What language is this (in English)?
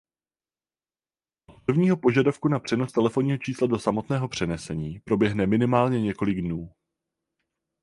Czech